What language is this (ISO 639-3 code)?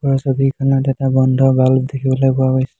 asm